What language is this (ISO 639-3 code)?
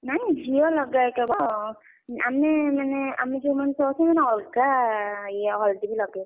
ori